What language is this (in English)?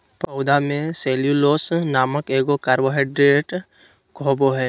Magahi